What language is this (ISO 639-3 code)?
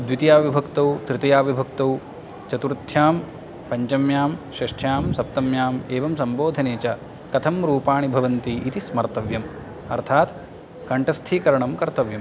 san